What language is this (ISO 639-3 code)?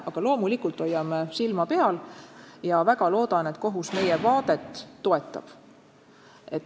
est